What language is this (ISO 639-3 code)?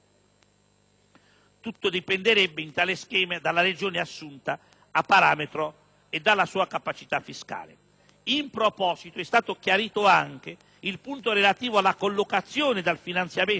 ita